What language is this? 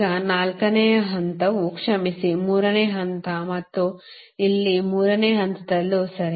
Kannada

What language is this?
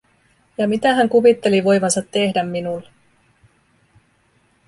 Finnish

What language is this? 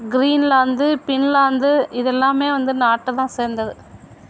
Tamil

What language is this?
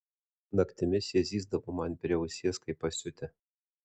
Lithuanian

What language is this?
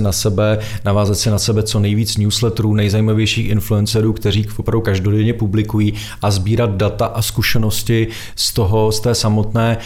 Czech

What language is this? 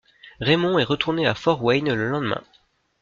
French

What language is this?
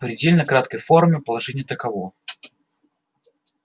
Russian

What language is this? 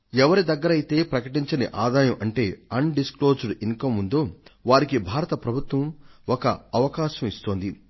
Telugu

